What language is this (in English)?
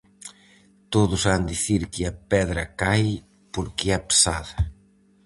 Galician